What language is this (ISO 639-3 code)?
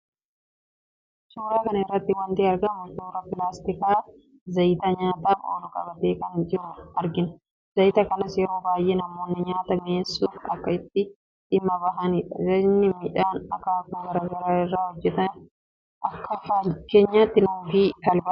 orm